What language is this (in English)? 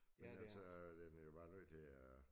Danish